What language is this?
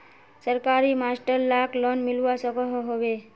Magahi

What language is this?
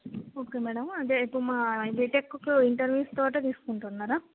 Telugu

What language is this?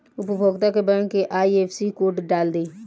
Bhojpuri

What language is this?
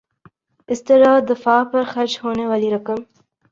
Urdu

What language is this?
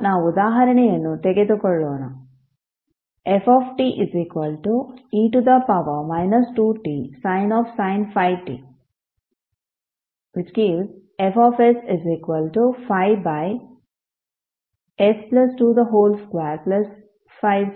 Kannada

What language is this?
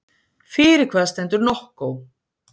Icelandic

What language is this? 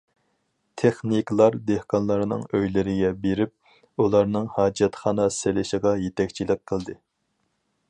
Uyghur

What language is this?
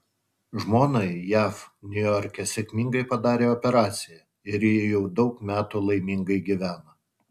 Lithuanian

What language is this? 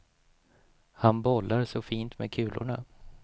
Swedish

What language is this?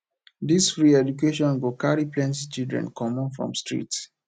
Nigerian Pidgin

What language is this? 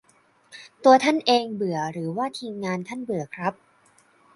Thai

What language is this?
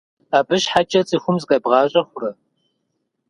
Kabardian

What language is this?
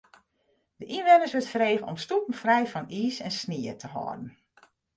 Western Frisian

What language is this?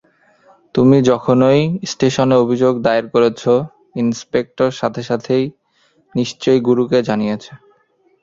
Bangla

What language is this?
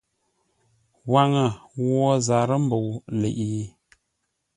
Ngombale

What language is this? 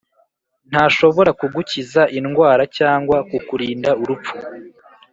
Kinyarwanda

